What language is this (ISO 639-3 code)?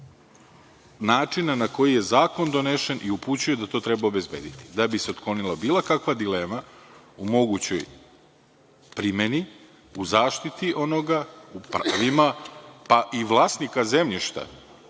srp